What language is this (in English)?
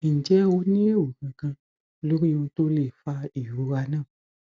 Yoruba